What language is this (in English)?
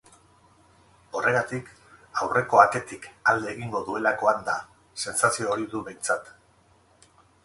Basque